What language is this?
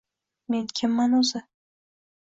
Uzbek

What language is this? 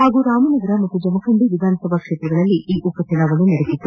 Kannada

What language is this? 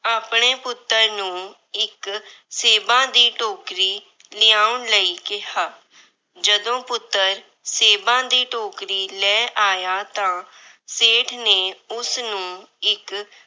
Punjabi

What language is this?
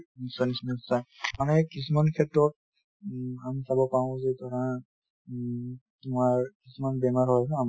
Assamese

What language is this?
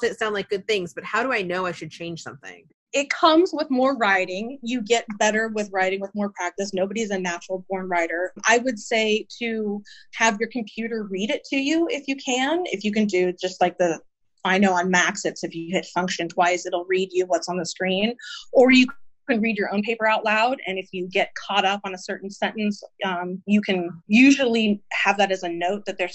English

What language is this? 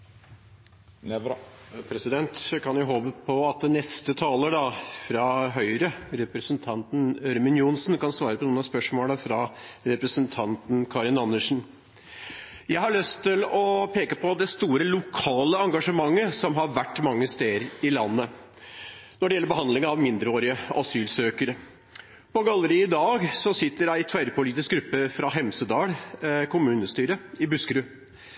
Norwegian Nynorsk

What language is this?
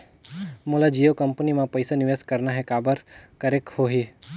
Chhattisgarhi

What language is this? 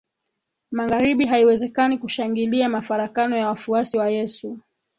Swahili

